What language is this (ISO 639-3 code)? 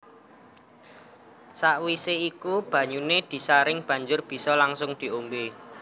jav